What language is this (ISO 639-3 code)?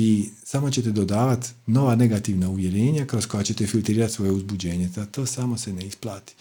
hrv